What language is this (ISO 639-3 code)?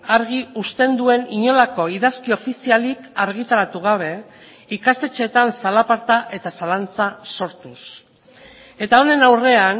eus